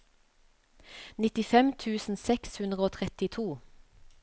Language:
Norwegian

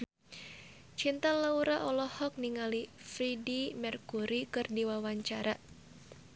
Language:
Sundanese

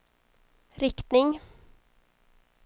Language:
Swedish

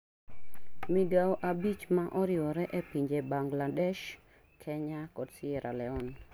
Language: Luo (Kenya and Tanzania)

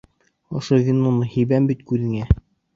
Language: Bashkir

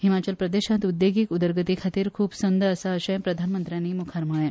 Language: Konkani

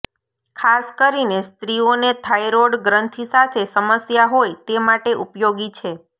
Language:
Gujarati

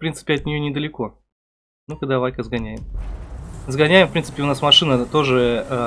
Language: Russian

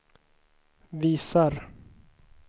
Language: Swedish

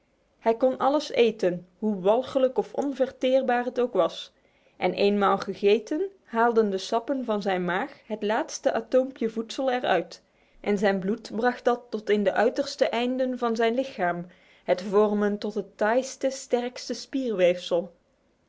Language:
Dutch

